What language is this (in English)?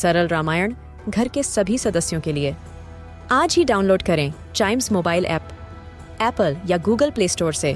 Hindi